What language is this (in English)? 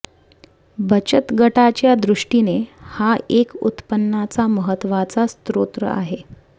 Marathi